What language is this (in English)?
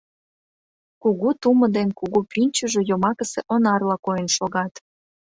Mari